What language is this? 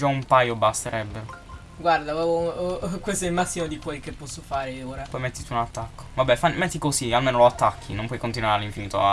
Italian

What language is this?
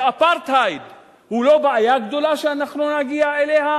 Hebrew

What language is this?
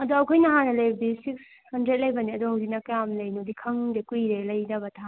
Manipuri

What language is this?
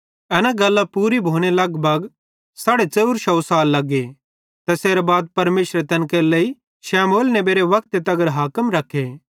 Bhadrawahi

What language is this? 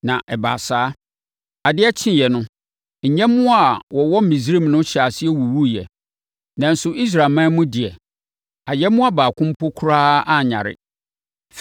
Akan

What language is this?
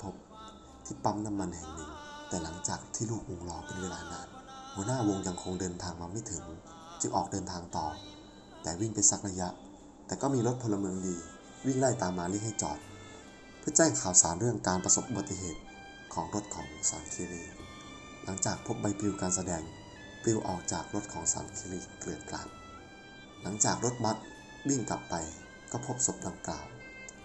Thai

